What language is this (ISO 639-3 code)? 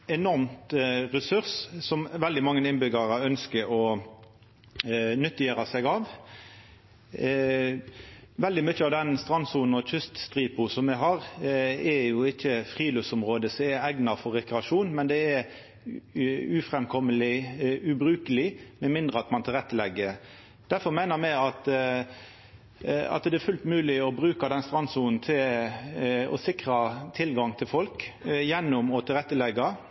nno